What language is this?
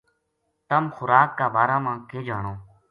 Gujari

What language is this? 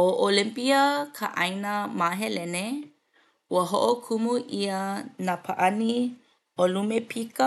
Hawaiian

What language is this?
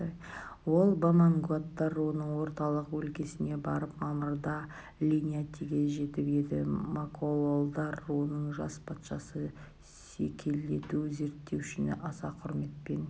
Kazakh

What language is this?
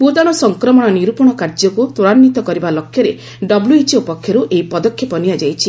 Odia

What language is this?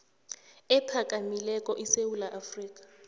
South Ndebele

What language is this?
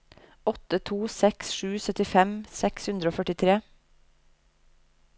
Norwegian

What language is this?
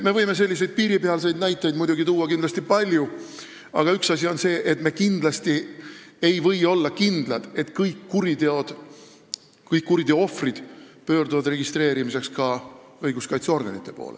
Estonian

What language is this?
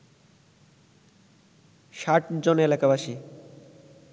Bangla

